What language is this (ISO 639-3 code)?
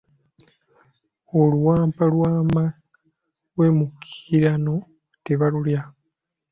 lug